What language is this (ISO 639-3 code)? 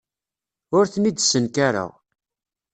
kab